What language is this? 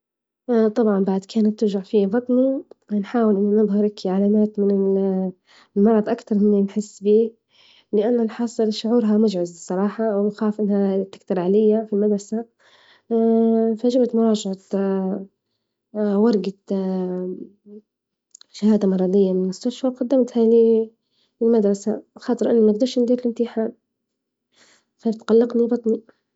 Libyan Arabic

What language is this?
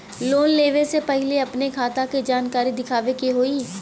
Bhojpuri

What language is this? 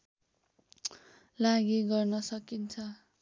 Nepali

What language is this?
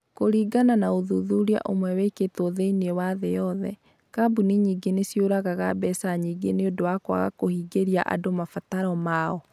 Kikuyu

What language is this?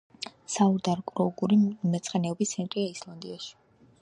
Georgian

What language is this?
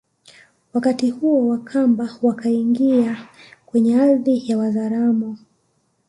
Swahili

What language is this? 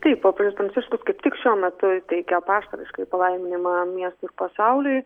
Lithuanian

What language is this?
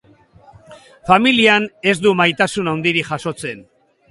Basque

